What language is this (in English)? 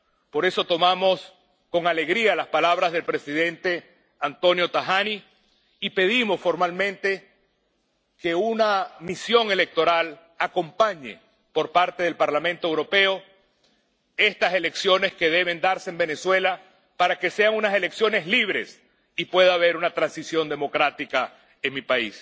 Spanish